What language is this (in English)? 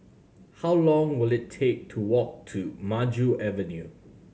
English